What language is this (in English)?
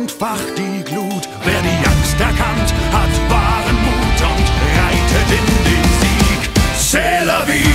Spanish